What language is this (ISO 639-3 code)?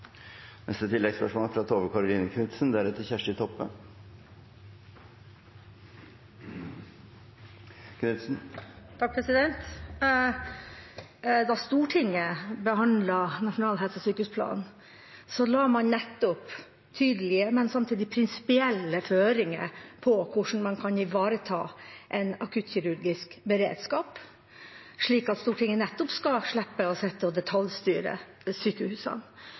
nor